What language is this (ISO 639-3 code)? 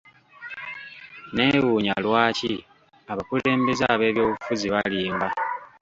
lug